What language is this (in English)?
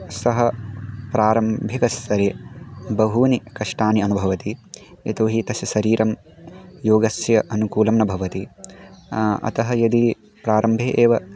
Sanskrit